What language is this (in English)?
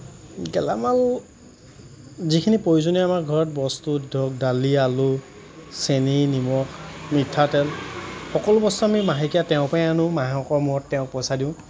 Assamese